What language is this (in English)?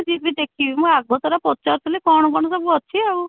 Odia